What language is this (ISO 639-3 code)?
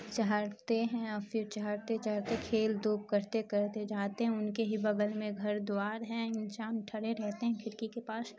urd